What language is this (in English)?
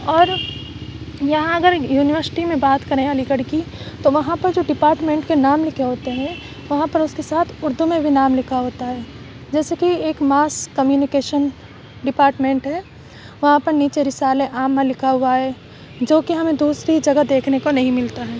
Urdu